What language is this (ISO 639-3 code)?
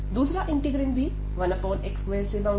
hin